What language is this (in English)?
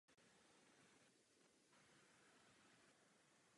Czech